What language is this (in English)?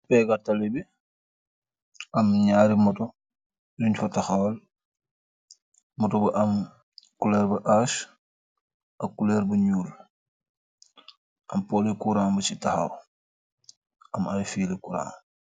Wolof